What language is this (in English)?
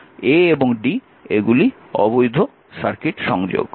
Bangla